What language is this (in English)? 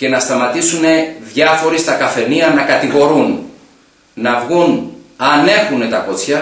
Greek